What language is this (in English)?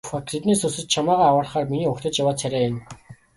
Mongolian